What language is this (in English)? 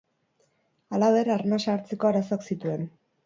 Basque